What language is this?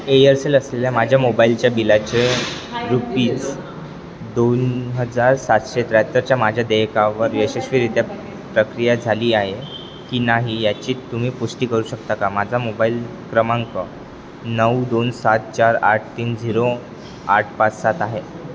Marathi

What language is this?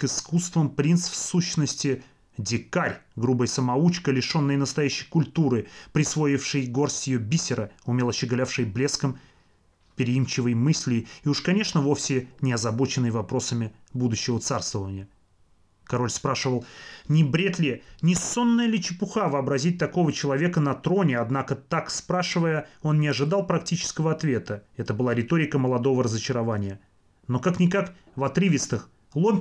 Russian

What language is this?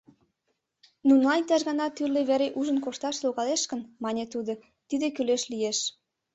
Mari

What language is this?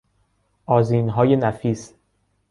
Persian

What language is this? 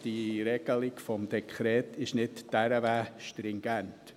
Swiss German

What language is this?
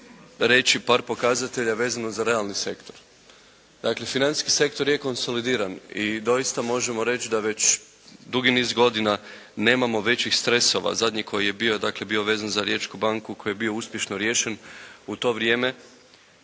Croatian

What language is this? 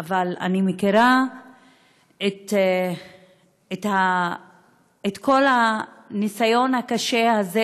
Hebrew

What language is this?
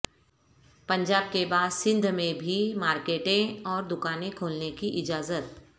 Urdu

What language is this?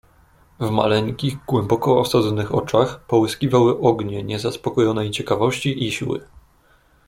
Polish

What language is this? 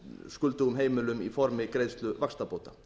Icelandic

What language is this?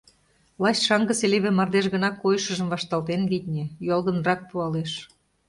Mari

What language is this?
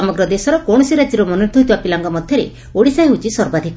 Odia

